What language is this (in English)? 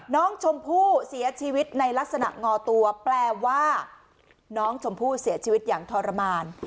Thai